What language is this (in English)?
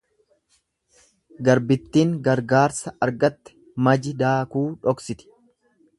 Oromo